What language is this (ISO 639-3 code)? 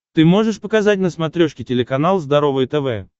rus